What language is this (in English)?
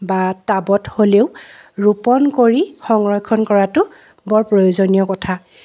Assamese